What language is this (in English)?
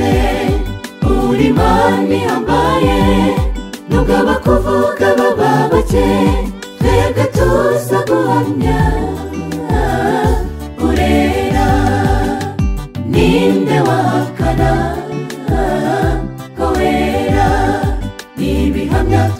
Indonesian